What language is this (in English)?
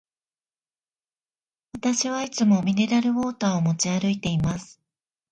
Japanese